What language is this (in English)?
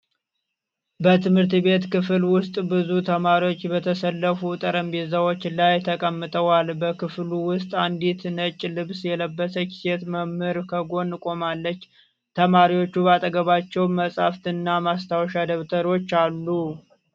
Amharic